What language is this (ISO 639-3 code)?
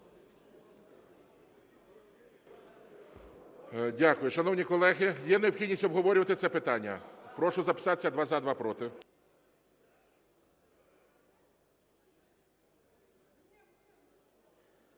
ukr